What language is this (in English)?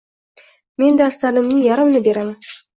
Uzbek